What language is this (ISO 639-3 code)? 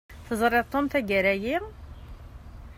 kab